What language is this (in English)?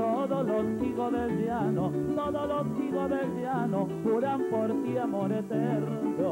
Spanish